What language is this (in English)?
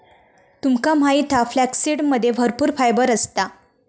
Marathi